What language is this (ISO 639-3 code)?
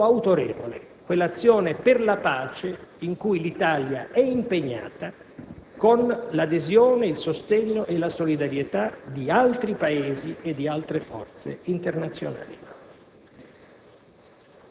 ita